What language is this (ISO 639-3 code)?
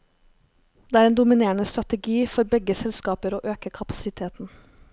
nor